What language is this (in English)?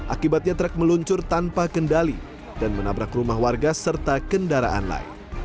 Indonesian